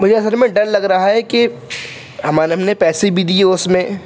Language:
Urdu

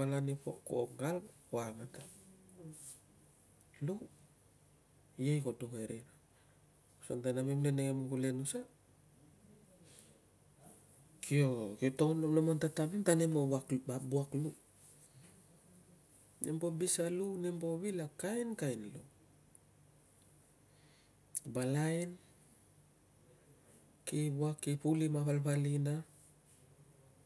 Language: Tungag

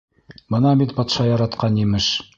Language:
Bashkir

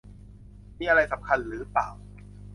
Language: Thai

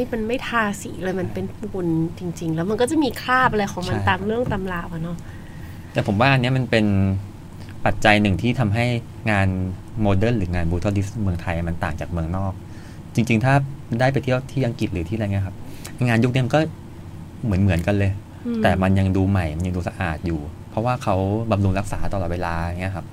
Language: Thai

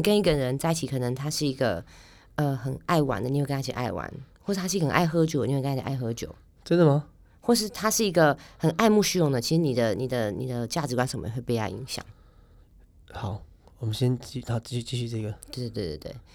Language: Chinese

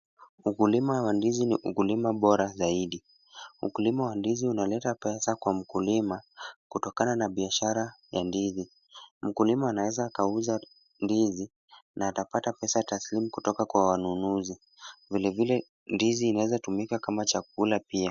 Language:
Swahili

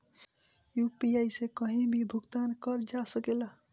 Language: Bhojpuri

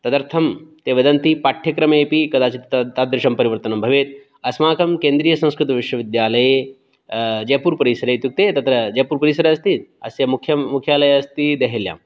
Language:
Sanskrit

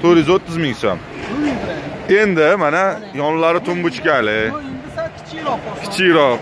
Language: Turkish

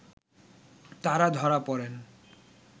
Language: Bangla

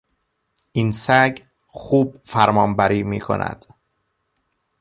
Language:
Persian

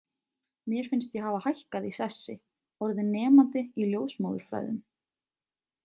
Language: Icelandic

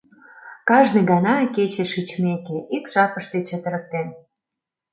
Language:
Mari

